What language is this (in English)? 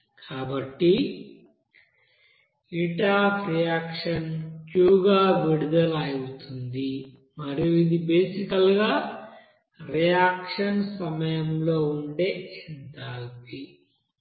Telugu